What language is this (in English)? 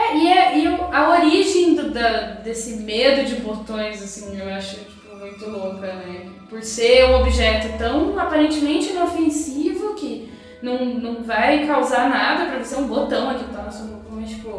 Portuguese